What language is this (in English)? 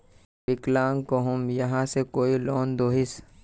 Magahi